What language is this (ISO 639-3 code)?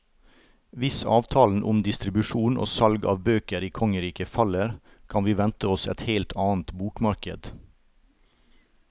nor